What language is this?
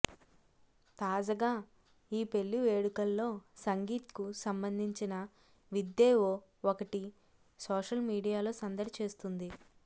Telugu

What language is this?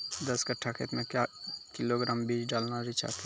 Maithili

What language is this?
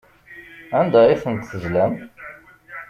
Kabyle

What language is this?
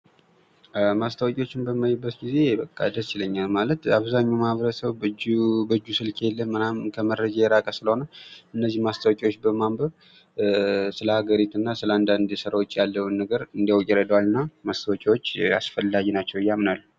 Amharic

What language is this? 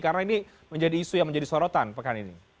Indonesian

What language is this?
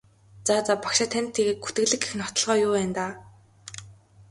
Mongolian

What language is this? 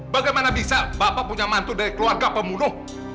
Indonesian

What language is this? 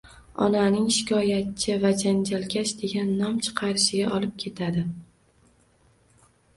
Uzbek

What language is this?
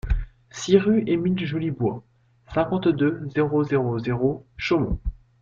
French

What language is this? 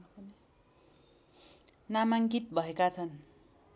Nepali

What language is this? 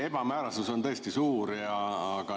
Estonian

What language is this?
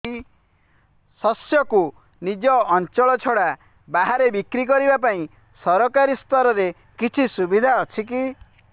Odia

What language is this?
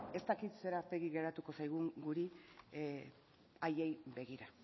Basque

